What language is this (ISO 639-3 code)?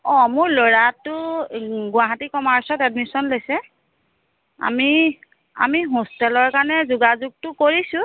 asm